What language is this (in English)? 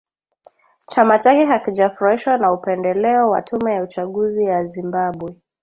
Swahili